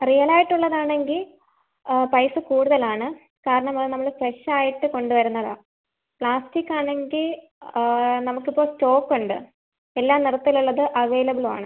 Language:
Malayalam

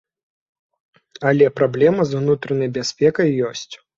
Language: Belarusian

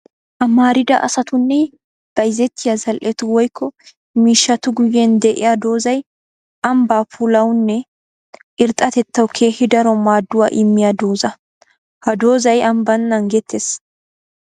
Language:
Wolaytta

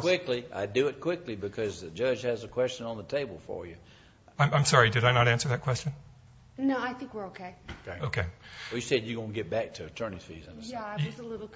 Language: English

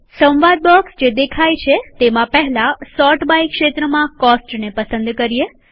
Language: Gujarati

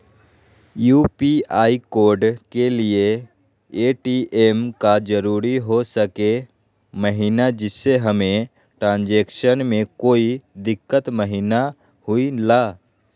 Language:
Magahi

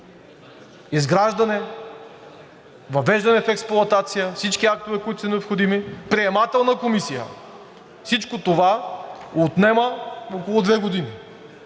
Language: Bulgarian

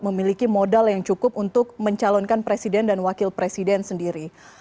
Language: Indonesian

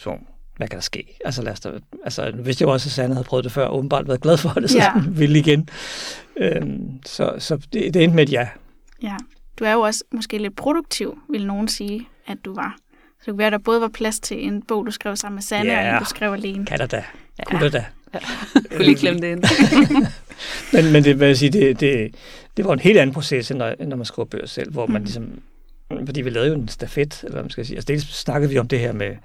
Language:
Danish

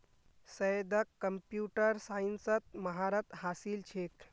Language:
Magahi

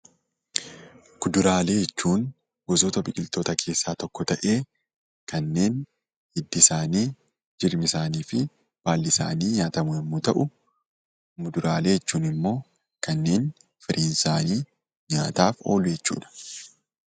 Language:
Oromo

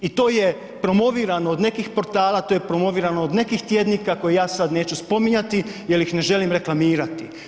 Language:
Croatian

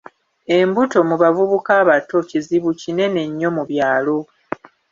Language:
Ganda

